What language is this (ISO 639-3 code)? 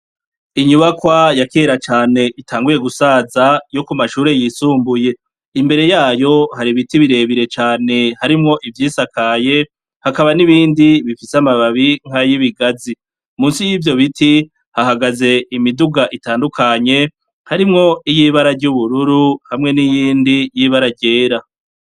run